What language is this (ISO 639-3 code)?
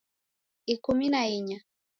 dav